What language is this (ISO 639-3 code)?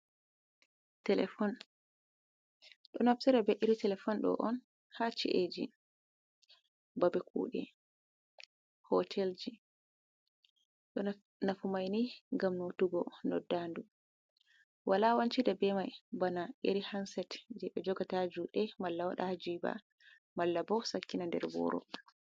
ful